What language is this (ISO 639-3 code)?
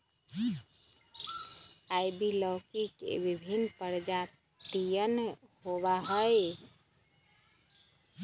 mag